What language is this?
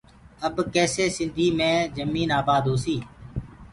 Gurgula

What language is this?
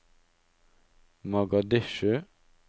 Norwegian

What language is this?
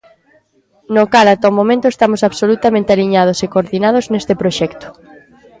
Galician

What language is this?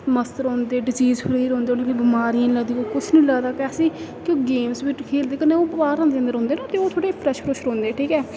Dogri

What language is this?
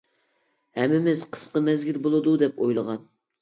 Uyghur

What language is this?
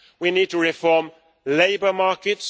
English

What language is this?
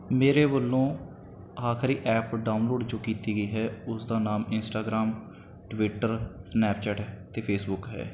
Punjabi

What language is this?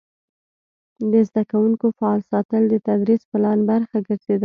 Pashto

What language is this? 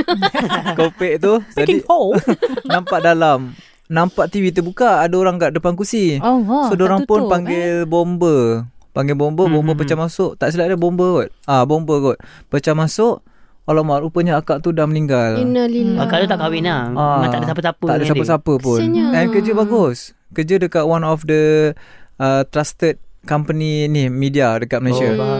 Malay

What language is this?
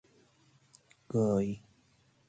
Persian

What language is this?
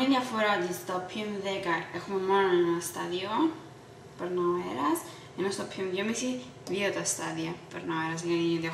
Greek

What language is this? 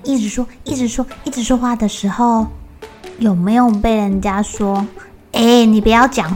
Chinese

